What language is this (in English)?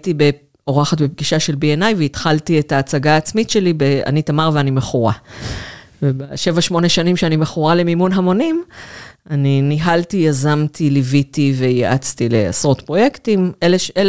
Hebrew